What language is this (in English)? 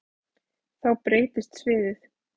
Icelandic